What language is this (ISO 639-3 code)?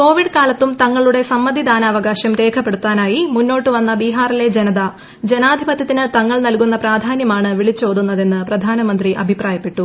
mal